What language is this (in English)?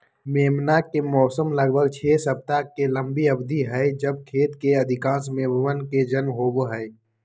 Magahi